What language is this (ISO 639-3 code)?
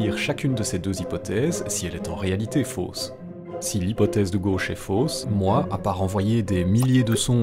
fra